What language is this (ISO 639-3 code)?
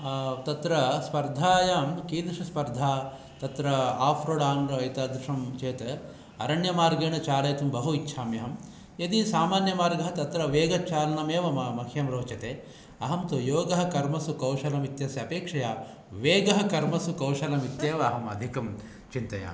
san